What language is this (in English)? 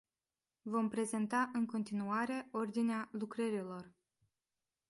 Romanian